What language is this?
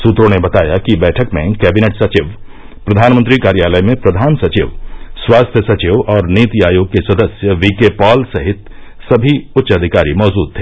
Hindi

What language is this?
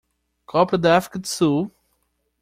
Portuguese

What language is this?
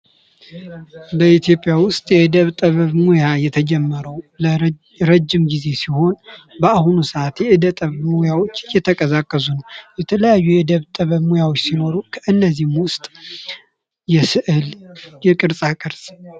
Amharic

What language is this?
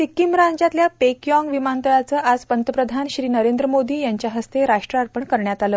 Marathi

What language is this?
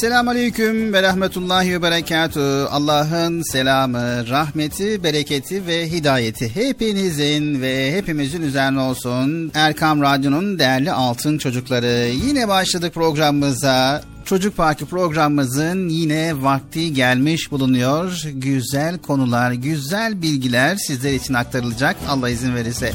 Turkish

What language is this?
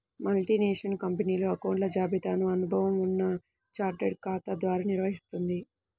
Telugu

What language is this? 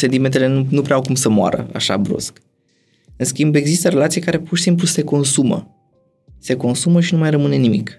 Romanian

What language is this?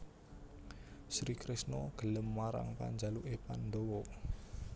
Javanese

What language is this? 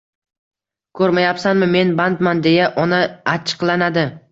Uzbek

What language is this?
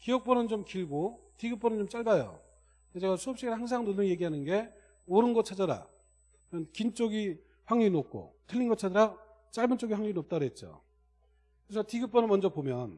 Korean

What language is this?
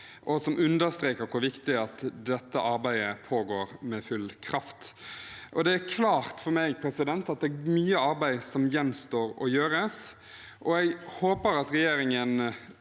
Norwegian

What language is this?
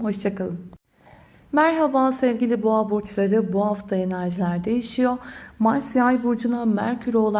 Turkish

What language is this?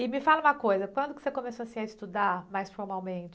Portuguese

